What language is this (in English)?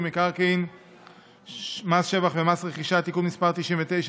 Hebrew